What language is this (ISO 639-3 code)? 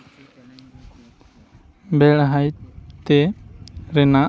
sat